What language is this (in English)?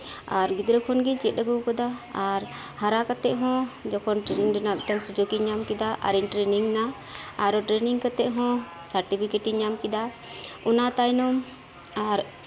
Santali